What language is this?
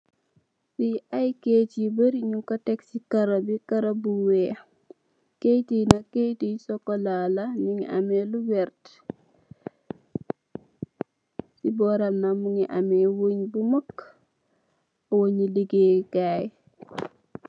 Wolof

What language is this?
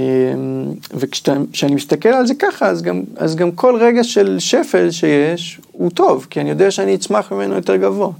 Hebrew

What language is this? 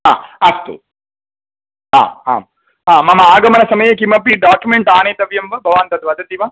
Sanskrit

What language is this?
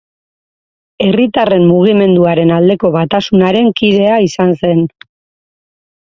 Basque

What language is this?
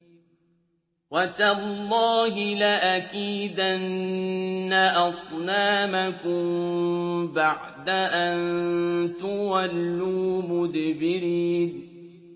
Arabic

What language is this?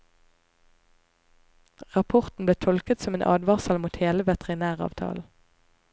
Norwegian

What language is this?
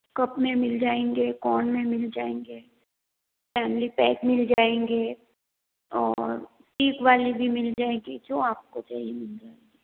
Hindi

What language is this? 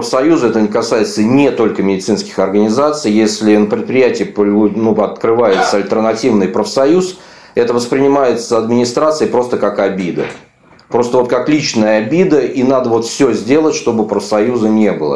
Russian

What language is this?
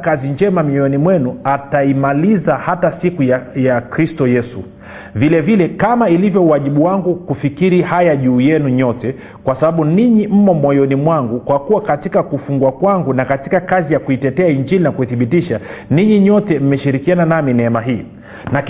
Swahili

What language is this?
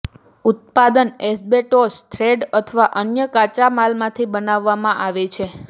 Gujarati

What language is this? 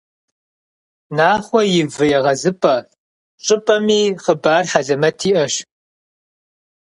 Kabardian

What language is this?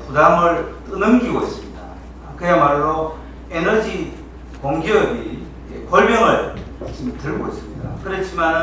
Korean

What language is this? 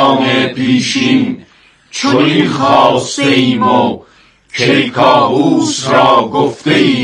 Persian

